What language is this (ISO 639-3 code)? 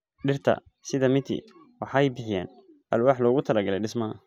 som